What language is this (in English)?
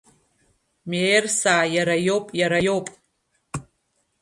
Abkhazian